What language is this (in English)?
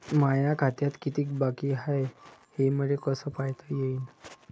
Marathi